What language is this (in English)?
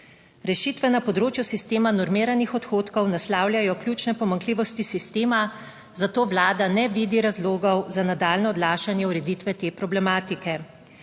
Slovenian